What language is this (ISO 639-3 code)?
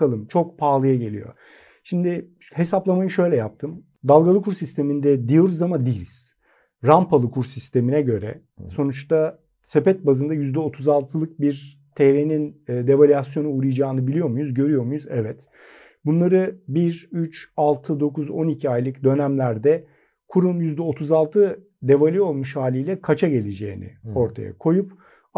tur